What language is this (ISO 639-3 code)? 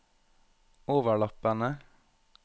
nor